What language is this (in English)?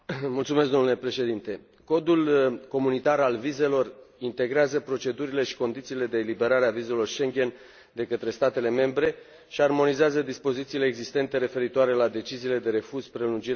Romanian